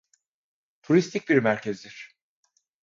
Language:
Turkish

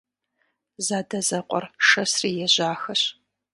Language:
Kabardian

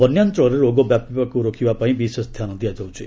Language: Odia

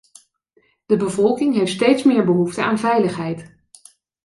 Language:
Dutch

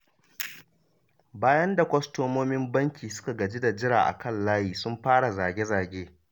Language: Hausa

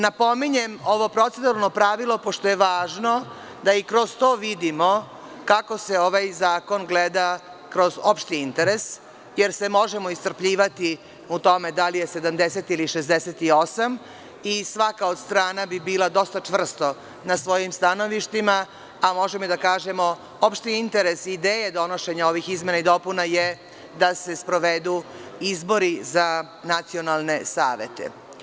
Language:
Serbian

